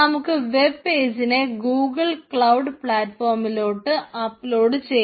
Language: Malayalam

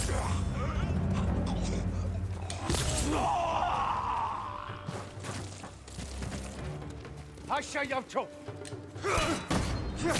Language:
German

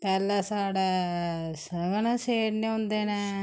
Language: Dogri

